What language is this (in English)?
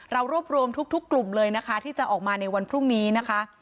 Thai